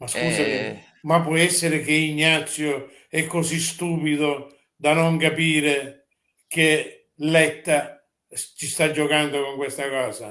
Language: Italian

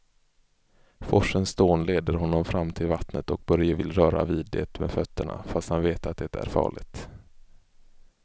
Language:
Swedish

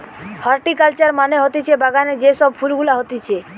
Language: Bangla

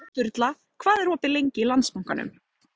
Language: Icelandic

